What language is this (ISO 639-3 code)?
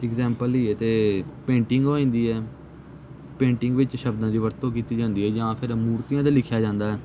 pan